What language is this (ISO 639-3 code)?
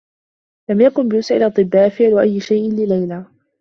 ara